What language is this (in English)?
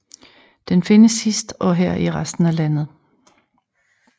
Danish